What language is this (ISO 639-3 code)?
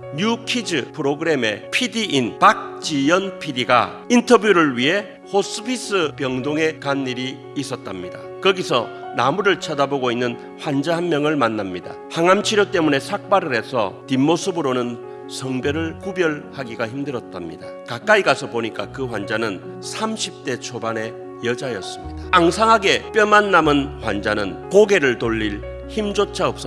kor